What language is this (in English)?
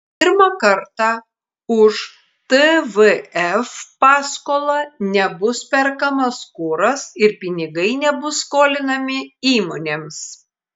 Lithuanian